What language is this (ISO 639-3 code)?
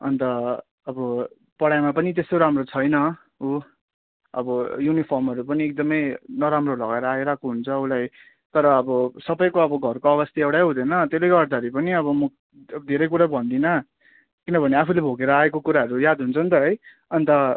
nep